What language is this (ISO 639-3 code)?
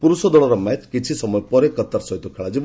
ori